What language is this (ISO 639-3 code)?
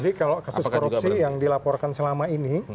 ind